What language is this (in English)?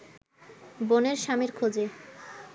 Bangla